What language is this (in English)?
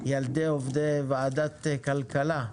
Hebrew